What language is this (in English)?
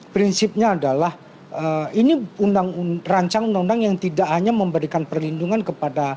Indonesian